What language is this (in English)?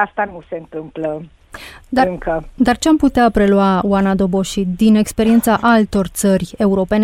Romanian